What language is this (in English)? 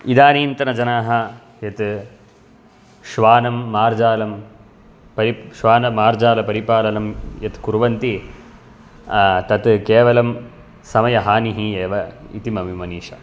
Sanskrit